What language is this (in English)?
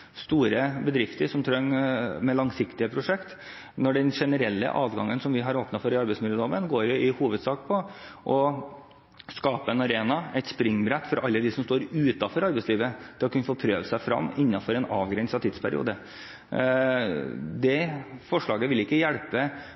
Norwegian Bokmål